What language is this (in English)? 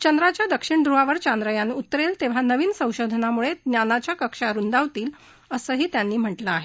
Marathi